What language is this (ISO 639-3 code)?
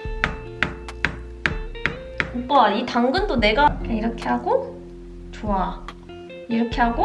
kor